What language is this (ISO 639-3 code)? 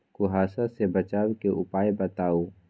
mag